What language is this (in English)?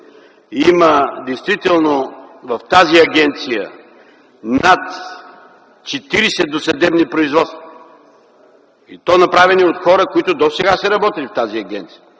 Bulgarian